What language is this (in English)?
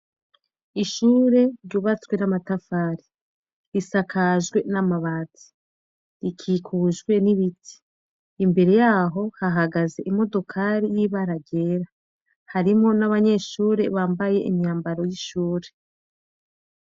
Rundi